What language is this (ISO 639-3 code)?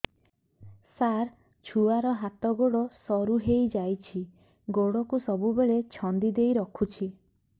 ori